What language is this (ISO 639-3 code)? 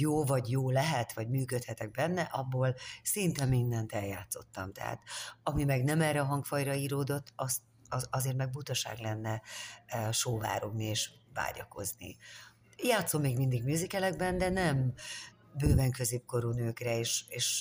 hun